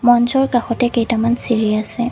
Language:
Assamese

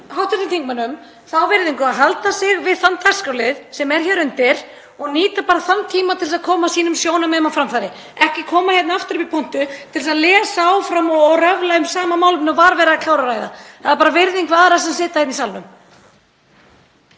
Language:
Icelandic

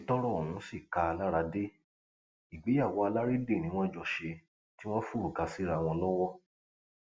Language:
Yoruba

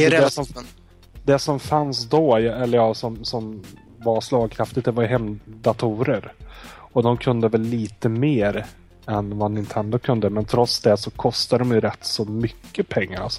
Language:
Swedish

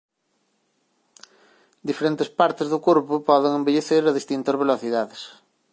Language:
Galician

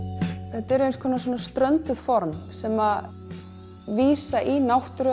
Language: Icelandic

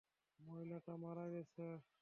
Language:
Bangla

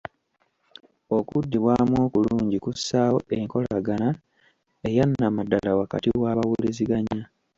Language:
Ganda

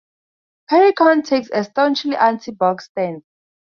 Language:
English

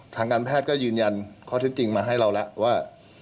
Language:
Thai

